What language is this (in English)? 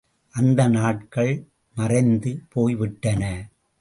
Tamil